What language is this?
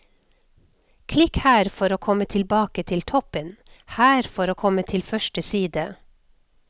Norwegian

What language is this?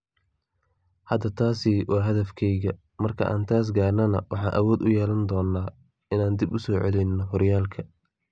Somali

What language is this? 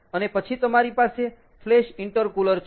Gujarati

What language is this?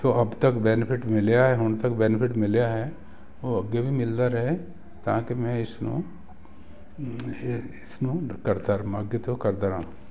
Punjabi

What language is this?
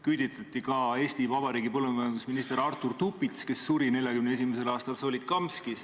Estonian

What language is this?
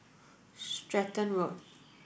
English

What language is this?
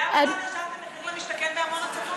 Hebrew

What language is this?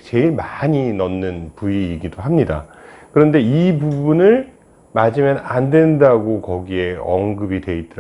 Korean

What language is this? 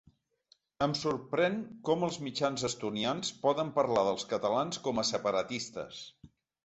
Catalan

